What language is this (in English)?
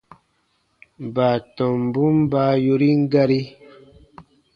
Baatonum